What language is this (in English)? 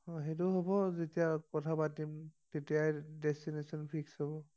Assamese